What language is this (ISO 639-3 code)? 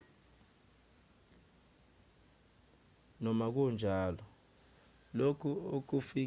zul